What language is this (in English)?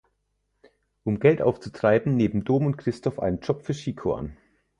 German